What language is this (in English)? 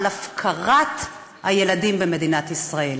Hebrew